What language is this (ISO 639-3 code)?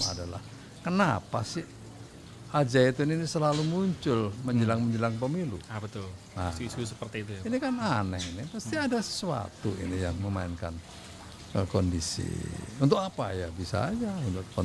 ind